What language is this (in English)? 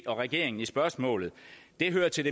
Danish